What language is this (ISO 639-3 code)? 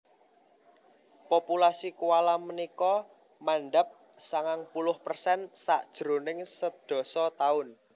jav